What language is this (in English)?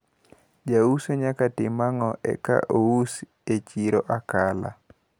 Luo (Kenya and Tanzania)